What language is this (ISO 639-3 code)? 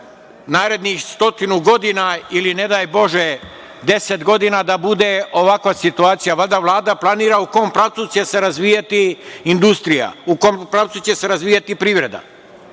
srp